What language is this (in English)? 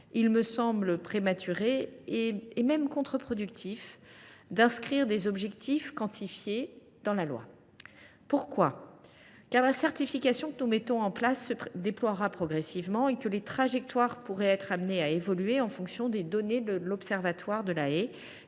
French